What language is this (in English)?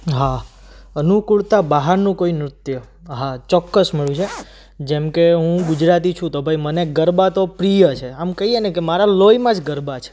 Gujarati